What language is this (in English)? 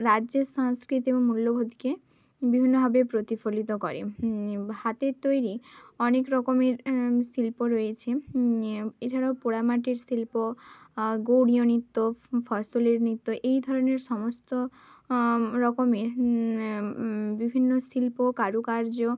Bangla